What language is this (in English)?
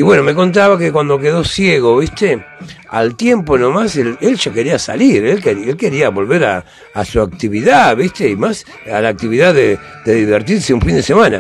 Spanish